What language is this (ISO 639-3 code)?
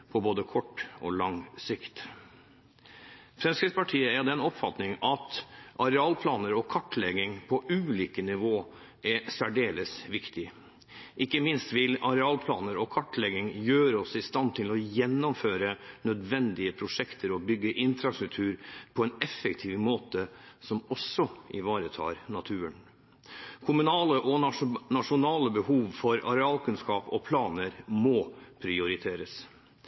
nob